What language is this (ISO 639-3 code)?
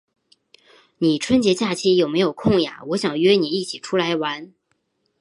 zho